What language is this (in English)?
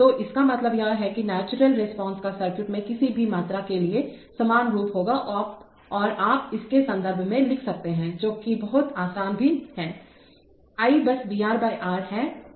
Hindi